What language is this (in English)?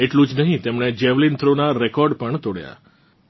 Gujarati